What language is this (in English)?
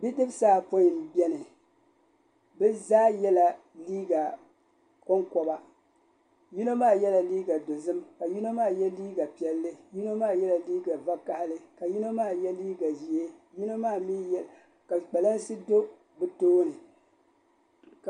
Dagbani